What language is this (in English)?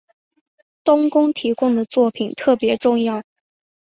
Chinese